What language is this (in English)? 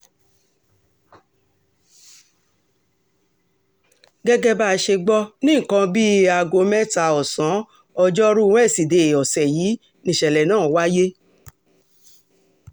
Yoruba